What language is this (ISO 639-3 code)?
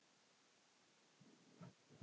isl